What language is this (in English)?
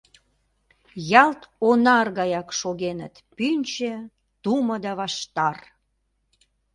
Mari